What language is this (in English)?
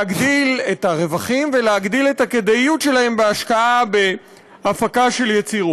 Hebrew